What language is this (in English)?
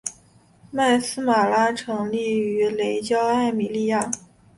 Chinese